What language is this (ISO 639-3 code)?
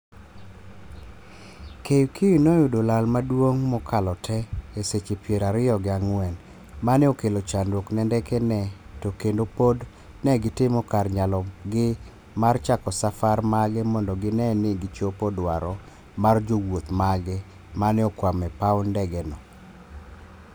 luo